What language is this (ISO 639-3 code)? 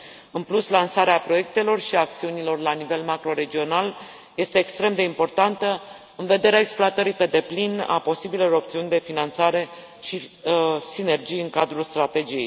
ron